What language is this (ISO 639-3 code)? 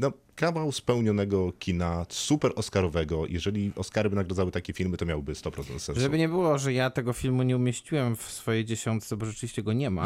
pol